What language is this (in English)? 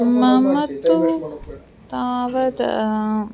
Sanskrit